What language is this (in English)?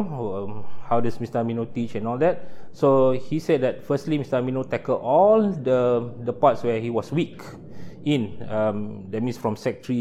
Malay